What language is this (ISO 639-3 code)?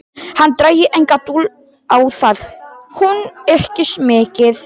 isl